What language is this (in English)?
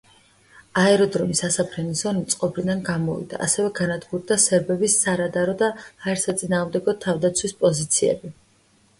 Georgian